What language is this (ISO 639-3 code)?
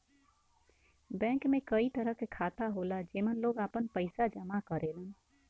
bho